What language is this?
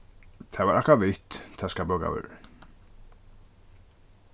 Faroese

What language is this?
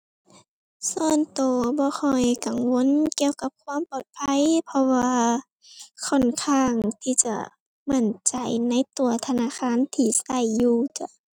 Thai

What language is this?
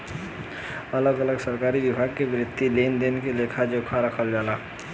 Bhojpuri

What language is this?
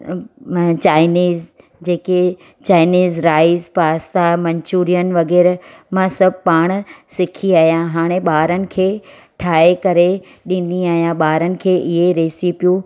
Sindhi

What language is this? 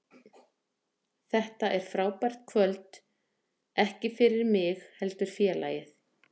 Icelandic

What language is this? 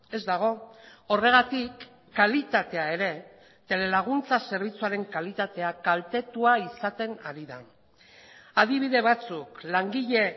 Basque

